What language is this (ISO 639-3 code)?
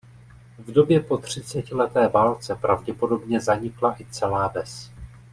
ces